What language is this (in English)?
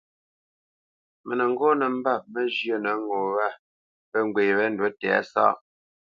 Bamenyam